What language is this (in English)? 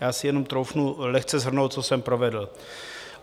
Czech